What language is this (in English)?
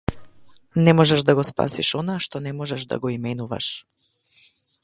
Macedonian